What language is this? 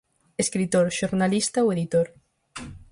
Galician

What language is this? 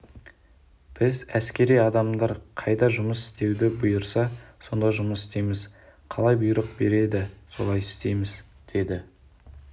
Kazakh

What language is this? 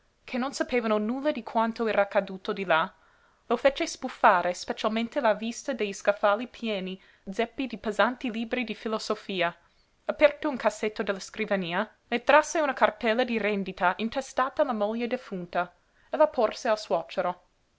Italian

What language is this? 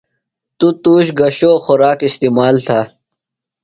Phalura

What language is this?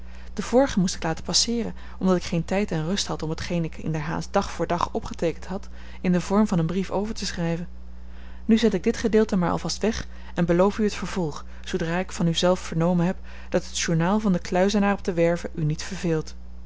Dutch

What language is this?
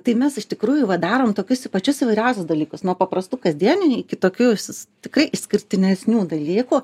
Lithuanian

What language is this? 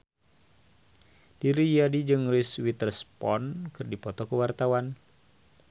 Sundanese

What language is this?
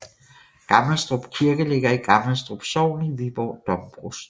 Danish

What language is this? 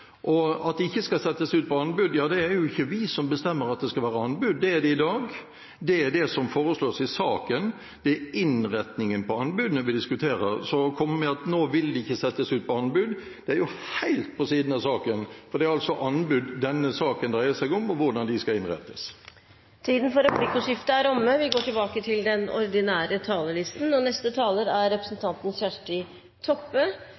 Norwegian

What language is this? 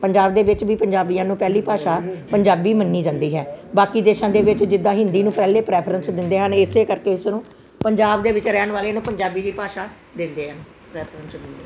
Punjabi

